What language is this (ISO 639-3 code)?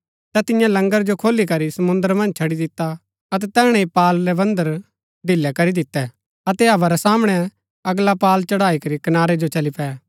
gbk